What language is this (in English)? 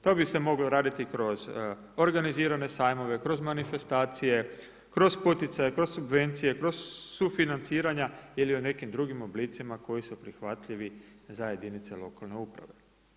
Croatian